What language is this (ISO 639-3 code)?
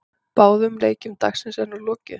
isl